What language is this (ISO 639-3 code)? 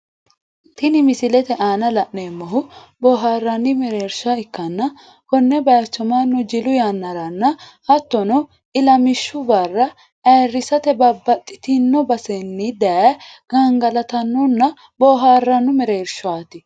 sid